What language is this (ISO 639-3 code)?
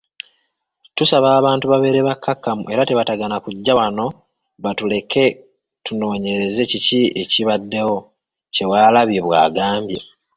lug